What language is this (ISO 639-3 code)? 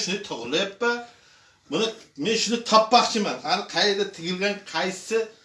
tur